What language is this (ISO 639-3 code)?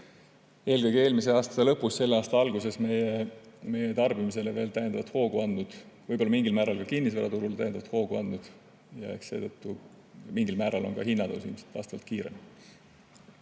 est